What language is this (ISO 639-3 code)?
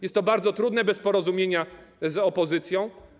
pol